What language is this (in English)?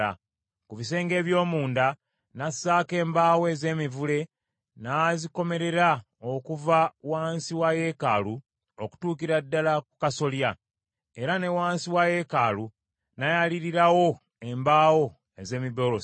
Ganda